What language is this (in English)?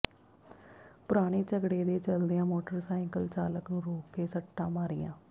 Punjabi